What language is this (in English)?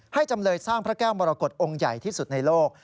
Thai